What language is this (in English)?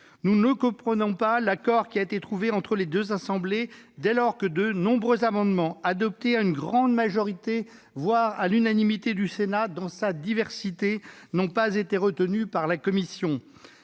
French